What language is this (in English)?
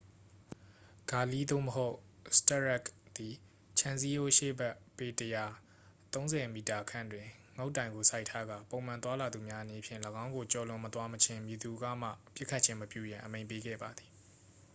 Burmese